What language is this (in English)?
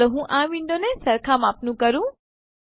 Gujarati